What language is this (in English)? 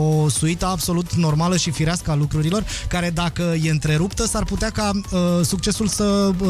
Romanian